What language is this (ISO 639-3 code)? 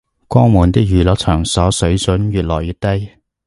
yue